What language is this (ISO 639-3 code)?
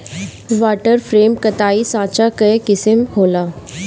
bho